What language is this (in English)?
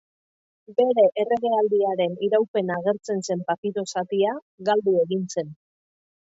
Basque